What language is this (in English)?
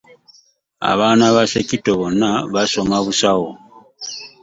Ganda